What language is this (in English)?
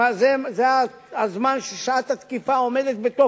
Hebrew